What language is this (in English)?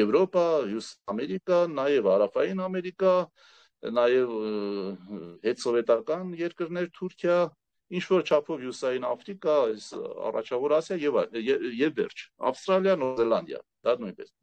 Romanian